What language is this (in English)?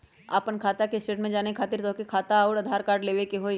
Magahi